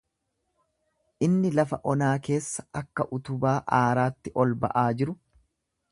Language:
Oromo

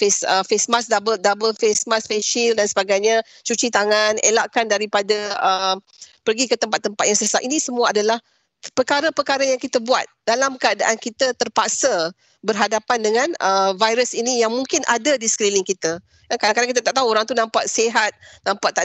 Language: Malay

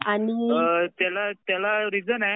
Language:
Marathi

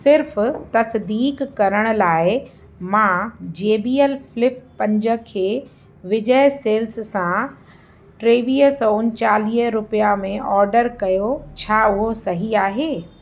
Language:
Sindhi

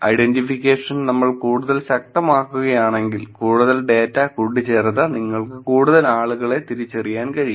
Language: Malayalam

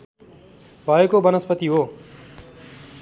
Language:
Nepali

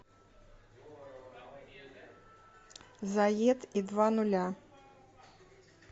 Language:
Russian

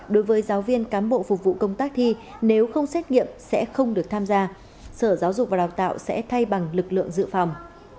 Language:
Vietnamese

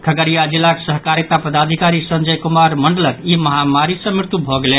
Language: Maithili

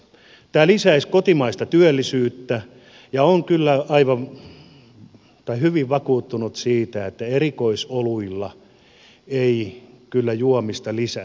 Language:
Finnish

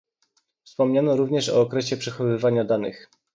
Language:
Polish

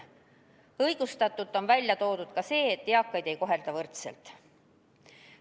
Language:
Estonian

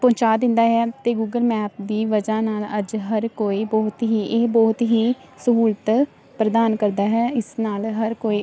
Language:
Punjabi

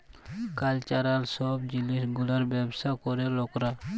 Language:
Bangla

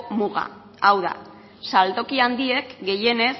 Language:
Basque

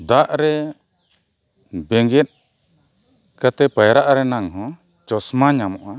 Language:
Santali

